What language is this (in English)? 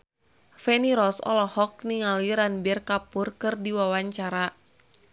Sundanese